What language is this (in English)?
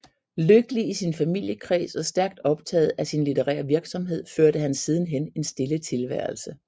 Danish